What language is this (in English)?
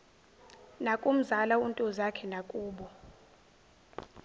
Zulu